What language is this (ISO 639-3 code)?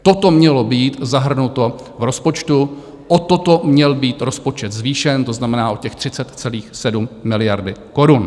ces